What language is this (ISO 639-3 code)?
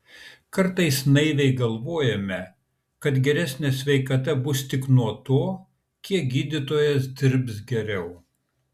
lit